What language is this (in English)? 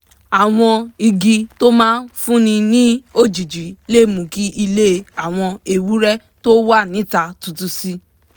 Yoruba